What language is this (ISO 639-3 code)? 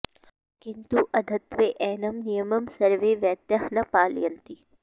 san